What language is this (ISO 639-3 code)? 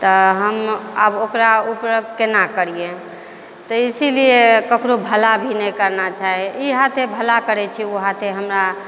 mai